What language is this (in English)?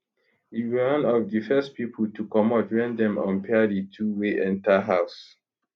Nigerian Pidgin